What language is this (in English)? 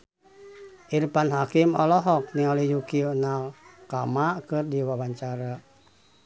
Sundanese